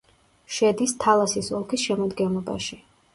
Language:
Georgian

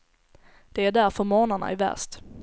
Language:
Swedish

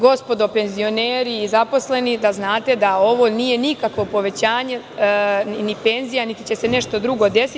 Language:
Serbian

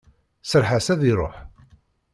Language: Kabyle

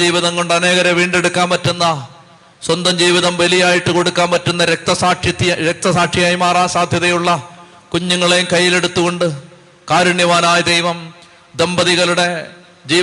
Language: Malayalam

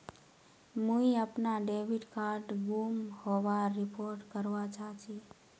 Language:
Magahi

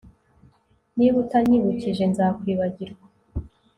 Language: Kinyarwanda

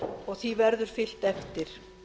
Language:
Icelandic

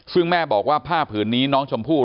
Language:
Thai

